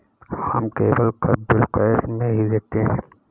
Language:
Hindi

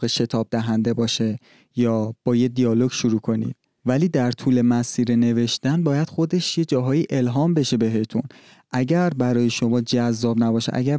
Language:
Persian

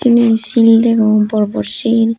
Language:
Chakma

